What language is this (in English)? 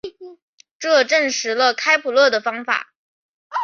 Chinese